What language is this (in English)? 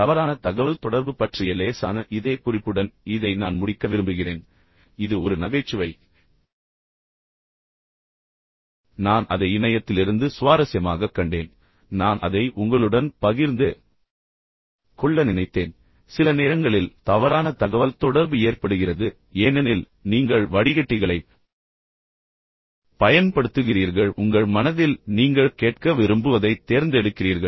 Tamil